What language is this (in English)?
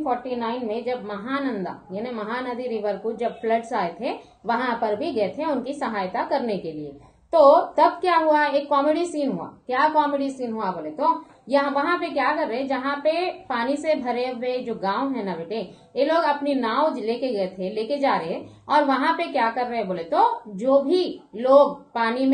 Hindi